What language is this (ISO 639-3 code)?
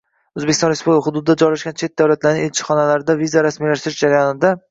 uzb